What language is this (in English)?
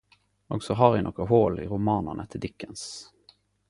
Norwegian Nynorsk